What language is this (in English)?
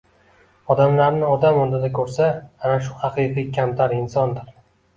Uzbek